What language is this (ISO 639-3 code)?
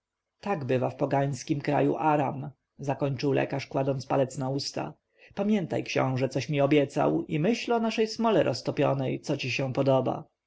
pol